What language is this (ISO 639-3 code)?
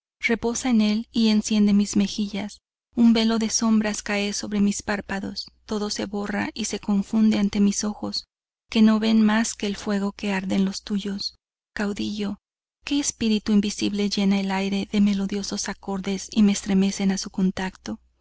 spa